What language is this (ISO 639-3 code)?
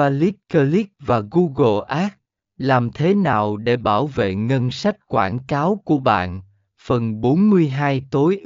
vie